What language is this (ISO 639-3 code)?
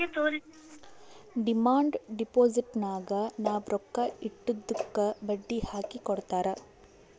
kan